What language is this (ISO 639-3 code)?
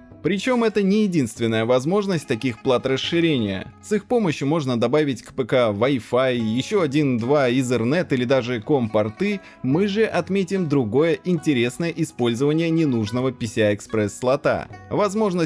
rus